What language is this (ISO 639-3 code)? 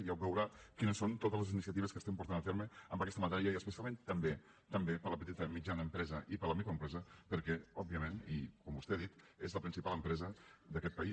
cat